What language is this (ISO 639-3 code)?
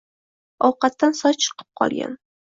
uzb